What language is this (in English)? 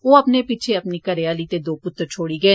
Dogri